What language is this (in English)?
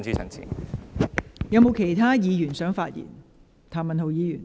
Cantonese